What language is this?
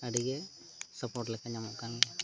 Santali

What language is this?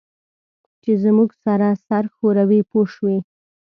Pashto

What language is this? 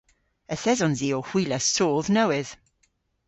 Cornish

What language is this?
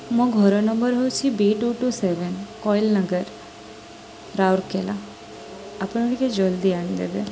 Odia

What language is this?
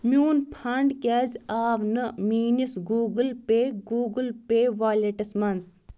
Kashmiri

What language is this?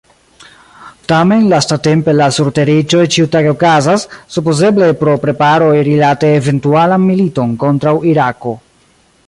Esperanto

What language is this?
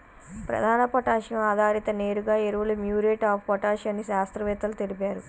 Telugu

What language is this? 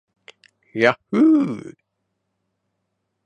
Japanese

